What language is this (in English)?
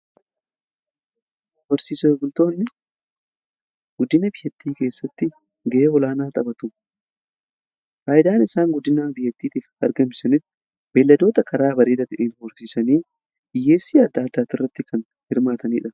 Oromo